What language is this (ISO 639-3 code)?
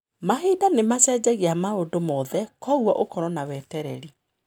kik